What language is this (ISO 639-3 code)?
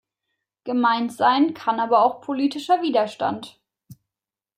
deu